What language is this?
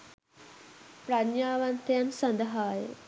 Sinhala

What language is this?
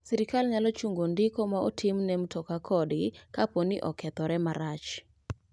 Luo (Kenya and Tanzania)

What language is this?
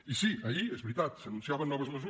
Catalan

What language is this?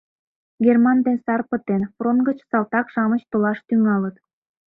Mari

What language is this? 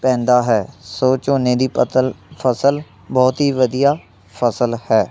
Punjabi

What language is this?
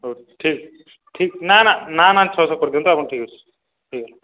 Odia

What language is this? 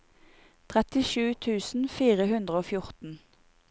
Norwegian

